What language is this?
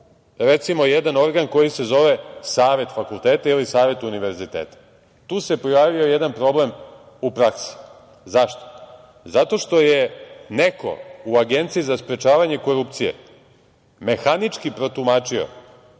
Serbian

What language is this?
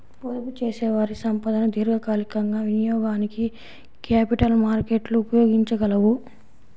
Telugu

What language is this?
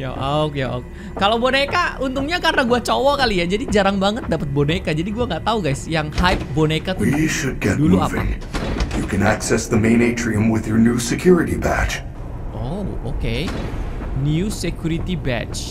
Indonesian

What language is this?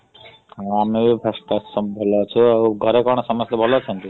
Odia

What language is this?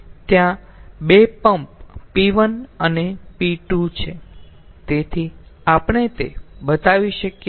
Gujarati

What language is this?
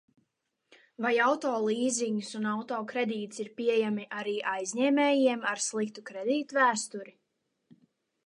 Latvian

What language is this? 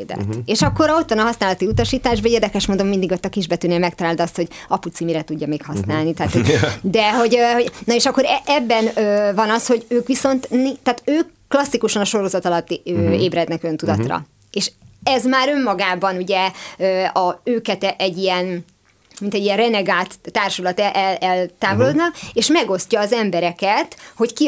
Hungarian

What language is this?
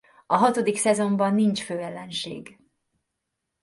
Hungarian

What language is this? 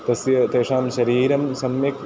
Sanskrit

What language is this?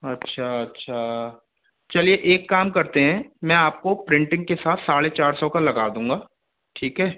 Hindi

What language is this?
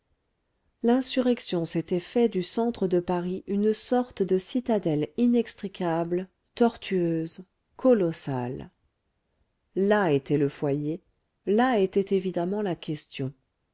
French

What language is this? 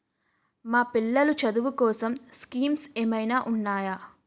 Telugu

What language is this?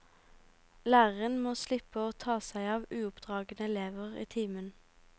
Norwegian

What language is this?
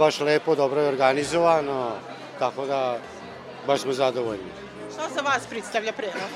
Croatian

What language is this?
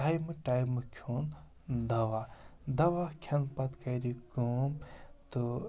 Kashmiri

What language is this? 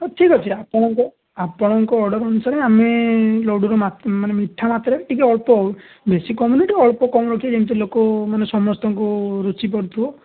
Odia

